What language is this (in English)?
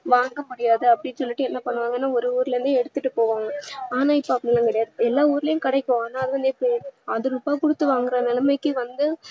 Tamil